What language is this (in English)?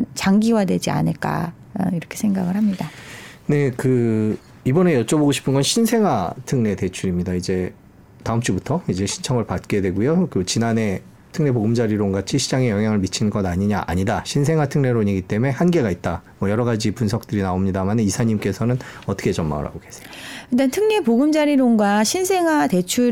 Korean